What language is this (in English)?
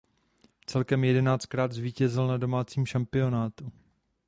Czech